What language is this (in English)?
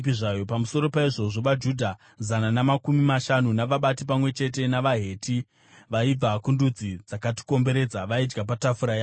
Shona